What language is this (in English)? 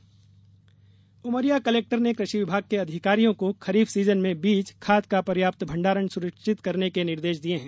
Hindi